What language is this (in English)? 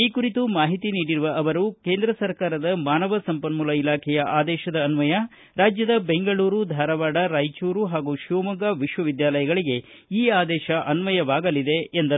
Kannada